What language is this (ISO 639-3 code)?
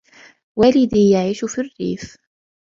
ara